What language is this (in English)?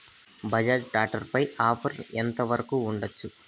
Telugu